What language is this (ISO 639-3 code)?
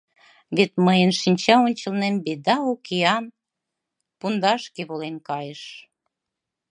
chm